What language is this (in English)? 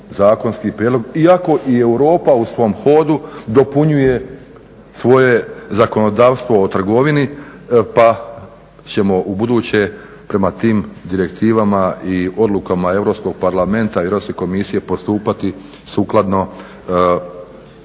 Croatian